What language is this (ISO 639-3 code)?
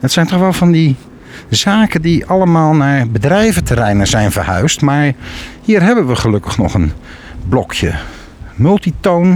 nld